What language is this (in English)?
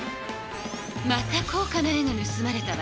Japanese